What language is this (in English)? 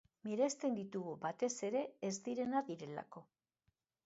Basque